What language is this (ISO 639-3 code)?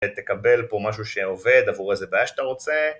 heb